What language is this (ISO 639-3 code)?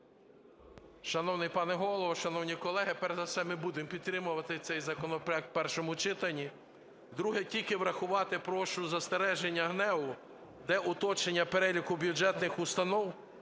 ukr